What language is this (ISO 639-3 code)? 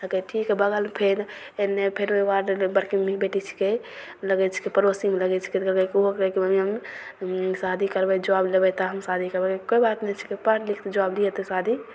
mai